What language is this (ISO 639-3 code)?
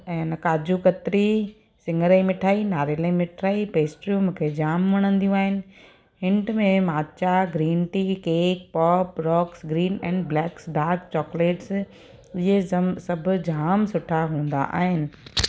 snd